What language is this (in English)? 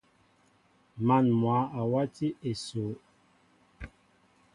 Mbo (Cameroon)